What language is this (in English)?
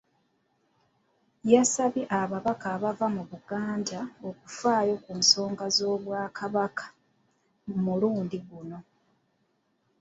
Ganda